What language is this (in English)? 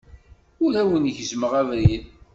Kabyle